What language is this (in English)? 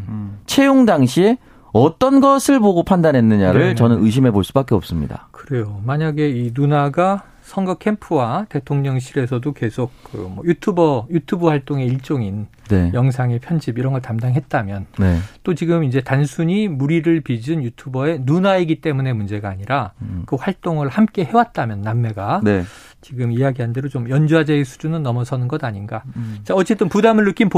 Korean